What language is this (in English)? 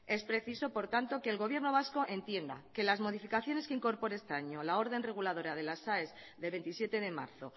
Spanish